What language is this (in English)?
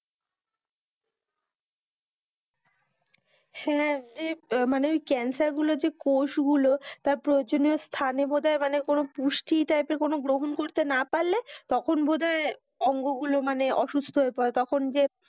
Bangla